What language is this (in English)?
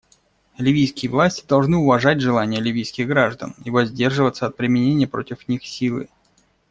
Russian